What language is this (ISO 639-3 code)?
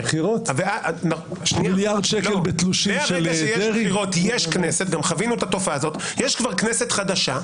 heb